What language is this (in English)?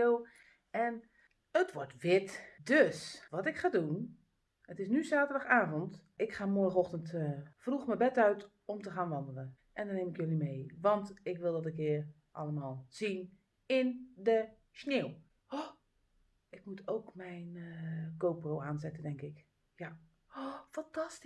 Dutch